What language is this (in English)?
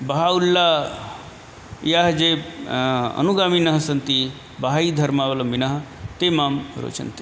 Sanskrit